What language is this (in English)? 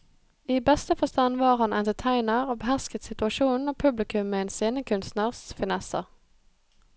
Norwegian